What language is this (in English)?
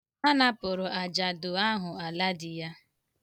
Igbo